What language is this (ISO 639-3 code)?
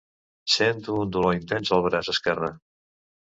cat